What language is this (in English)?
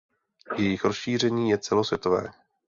Czech